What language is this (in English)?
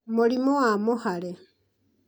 Kikuyu